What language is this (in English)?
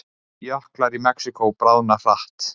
Icelandic